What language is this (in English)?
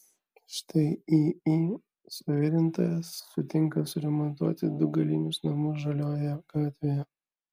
Lithuanian